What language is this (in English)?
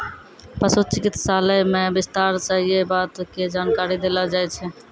Maithili